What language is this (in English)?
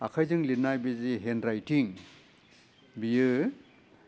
Bodo